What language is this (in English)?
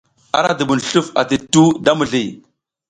South Giziga